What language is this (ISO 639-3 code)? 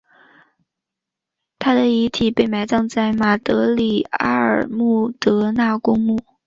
zho